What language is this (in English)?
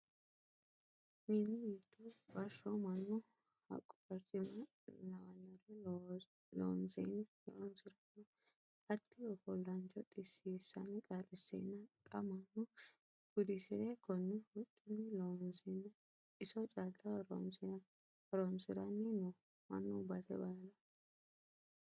Sidamo